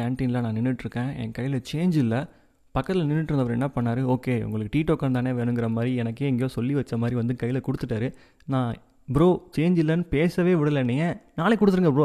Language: Tamil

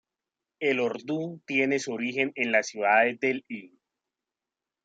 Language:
Spanish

